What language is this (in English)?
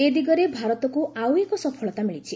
Odia